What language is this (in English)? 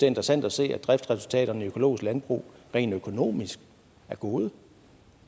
Danish